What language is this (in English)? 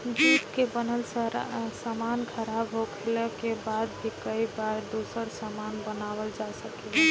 Bhojpuri